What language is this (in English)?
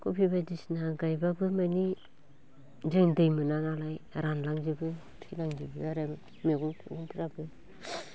Bodo